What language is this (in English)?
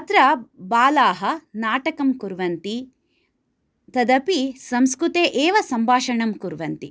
Sanskrit